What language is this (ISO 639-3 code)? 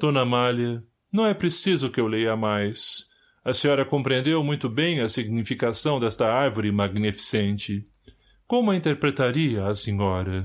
por